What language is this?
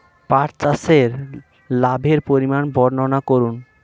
Bangla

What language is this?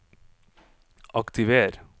Norwegian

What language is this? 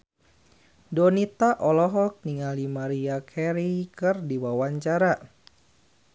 Sundanese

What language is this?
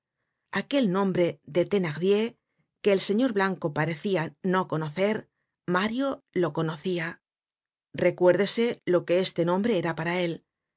Spanish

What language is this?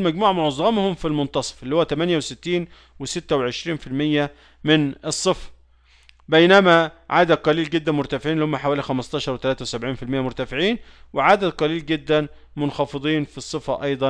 Arabic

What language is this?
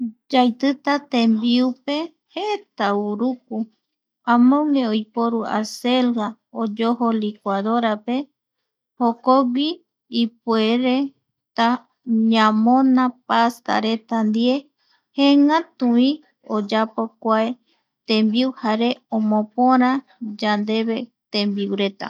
Eastern Bolivian Guaraní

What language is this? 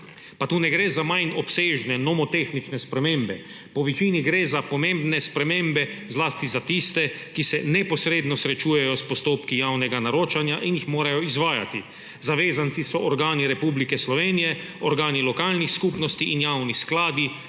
Slovenian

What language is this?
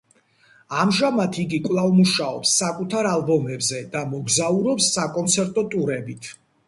Georgian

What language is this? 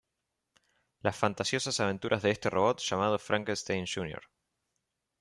Spanish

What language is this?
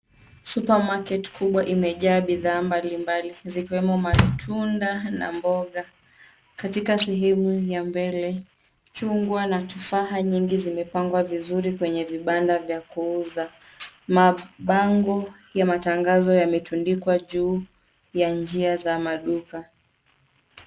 Swahili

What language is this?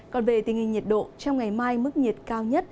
Vietnamese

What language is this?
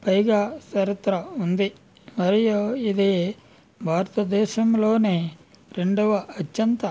Telugu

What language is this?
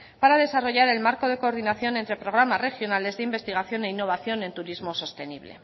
Spanish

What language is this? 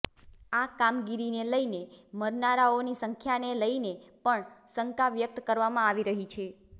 Gujarati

